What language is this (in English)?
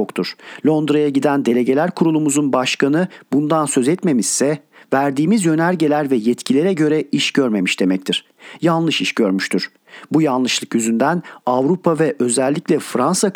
Turkish